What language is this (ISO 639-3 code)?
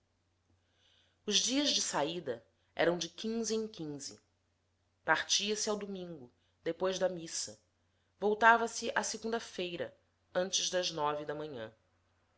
por